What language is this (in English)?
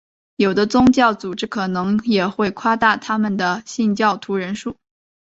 Chinese